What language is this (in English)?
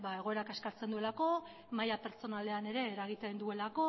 Basque